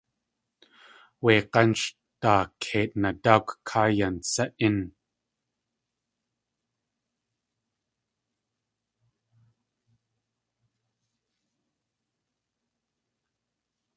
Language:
Tlingit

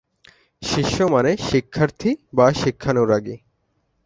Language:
Bangla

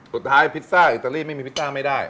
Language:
Thai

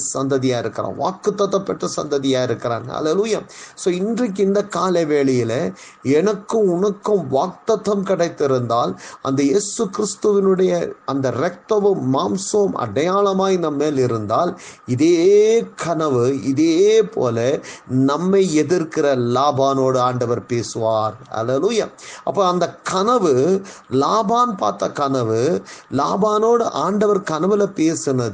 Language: Tamil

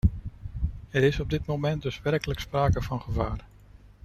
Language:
Dutch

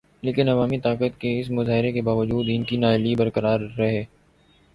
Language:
Urdu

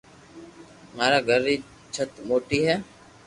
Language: Loarki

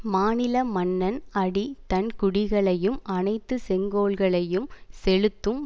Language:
Tamil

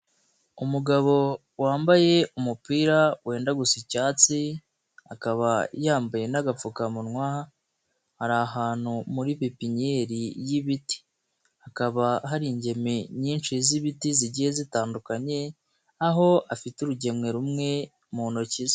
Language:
Kinyarwanda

